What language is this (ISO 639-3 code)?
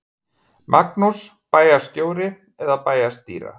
isl